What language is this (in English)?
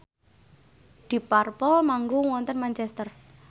Javanese